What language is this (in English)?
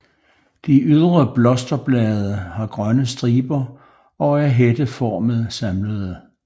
Danish